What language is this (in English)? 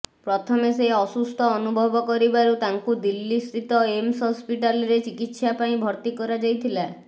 Odia